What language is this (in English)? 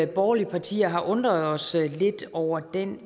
Danish